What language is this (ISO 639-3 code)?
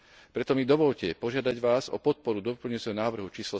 slk